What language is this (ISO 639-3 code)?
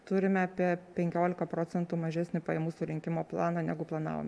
lit